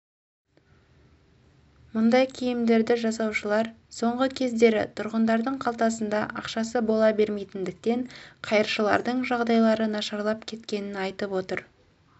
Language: Kazakh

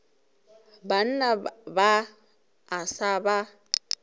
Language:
Northern Sotho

